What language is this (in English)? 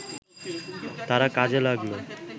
Bangla